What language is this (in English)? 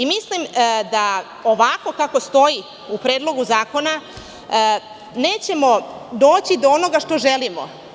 Serbian